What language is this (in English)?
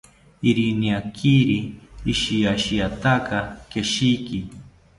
South Ucayali Ashéninka